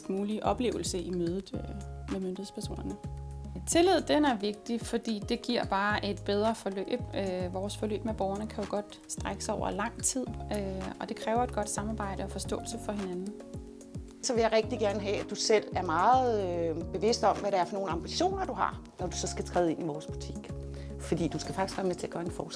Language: Danish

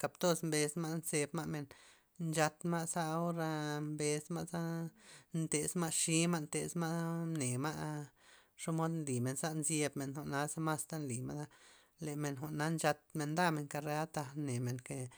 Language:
Loxicha Zapotec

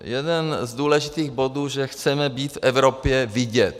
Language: Czech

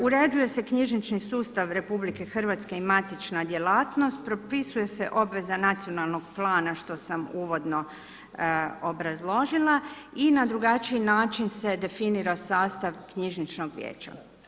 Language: Croatian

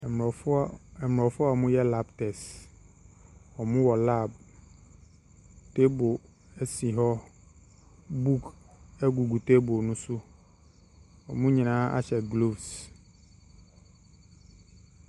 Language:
Akan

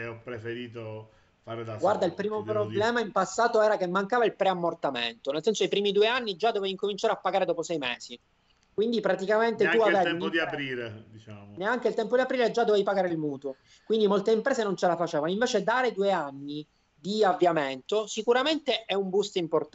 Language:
Italian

